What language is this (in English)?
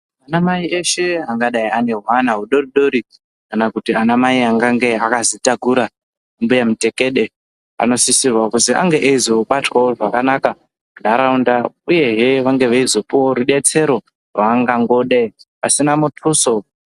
Ndau